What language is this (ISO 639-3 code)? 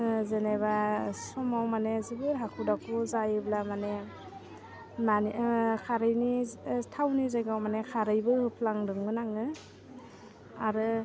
brx